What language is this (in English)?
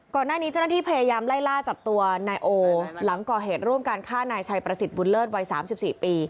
Thai